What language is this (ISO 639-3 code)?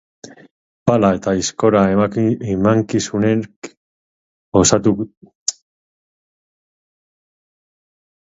eus